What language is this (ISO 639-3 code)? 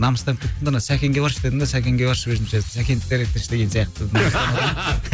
kaz